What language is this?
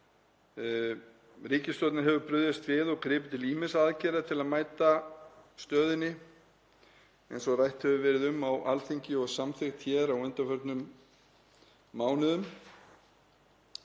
Icelandic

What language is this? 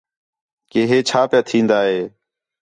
Khetrani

